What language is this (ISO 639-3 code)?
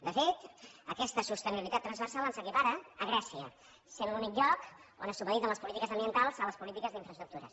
cat